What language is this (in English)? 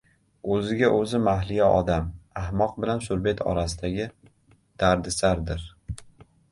Uzbek